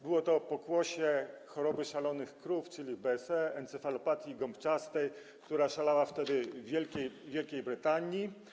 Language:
Polish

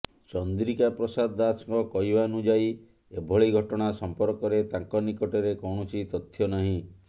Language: Odia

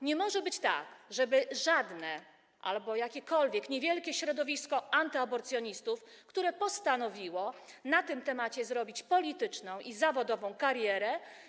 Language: Polish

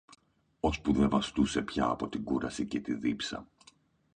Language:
Greek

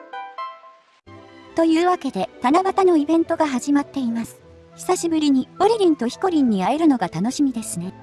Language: Japanese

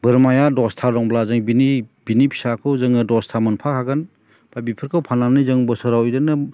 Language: Bodo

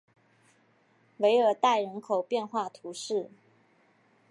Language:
Chinese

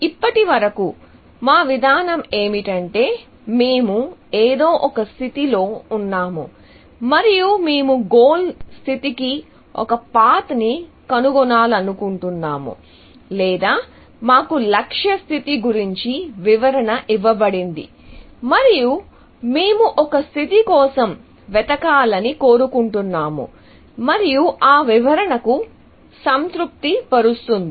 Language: Telugu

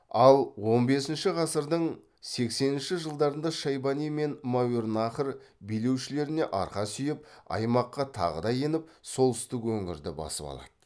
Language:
Kazakh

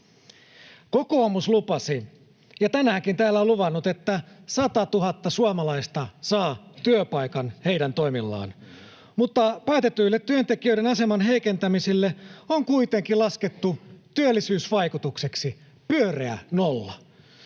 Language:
Finnish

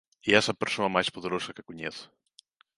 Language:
Galician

